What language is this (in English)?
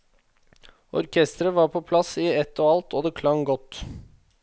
Norwegian